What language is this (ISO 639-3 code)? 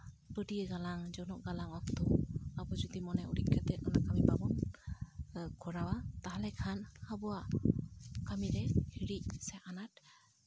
sat